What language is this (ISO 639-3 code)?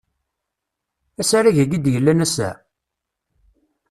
kab